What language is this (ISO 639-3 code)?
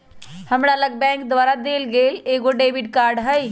mag